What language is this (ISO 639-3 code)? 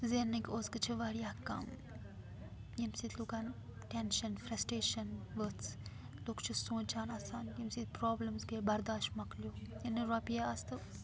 kas